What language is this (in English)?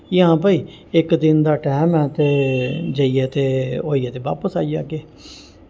Dogri